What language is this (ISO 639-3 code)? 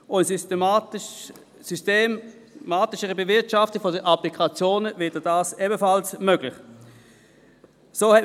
gsw